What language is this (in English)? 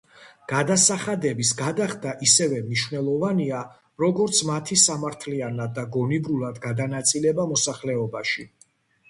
Georgian